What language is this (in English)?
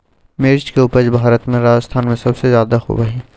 Magahi